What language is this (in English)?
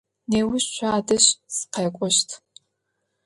Adyghe